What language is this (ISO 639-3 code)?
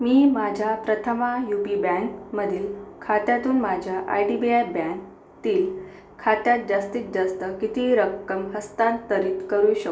mar